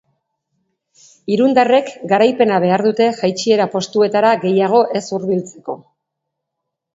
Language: Basque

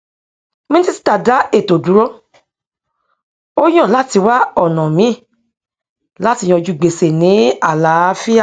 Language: Yoruba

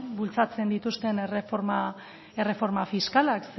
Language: Basque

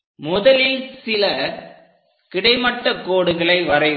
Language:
Tamil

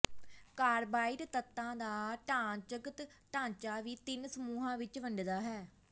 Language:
Punjabi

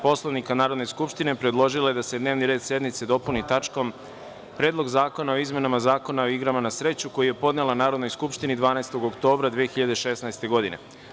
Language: Serbian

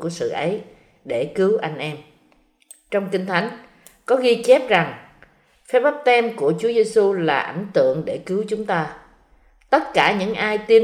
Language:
Vietnamese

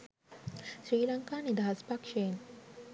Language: Sinhala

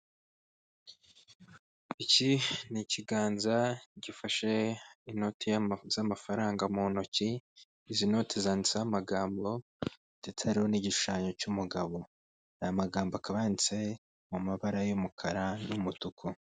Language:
Kinyarwanda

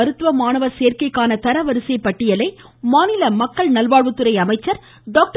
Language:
Tamil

